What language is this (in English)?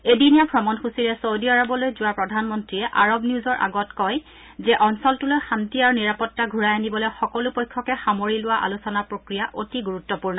Assamese